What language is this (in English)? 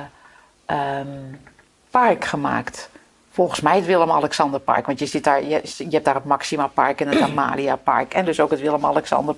Dutch